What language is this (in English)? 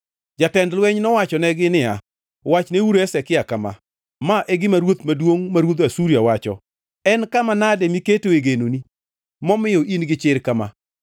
Luo (Kenya and Tanzania)